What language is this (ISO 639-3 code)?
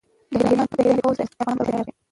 pus